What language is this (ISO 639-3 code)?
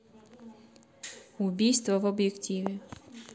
rus